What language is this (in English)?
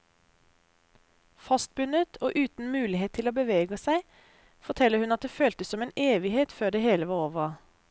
Norwegian